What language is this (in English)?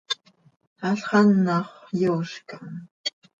Seri